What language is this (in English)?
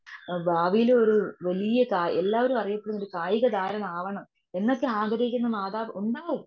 Malayalam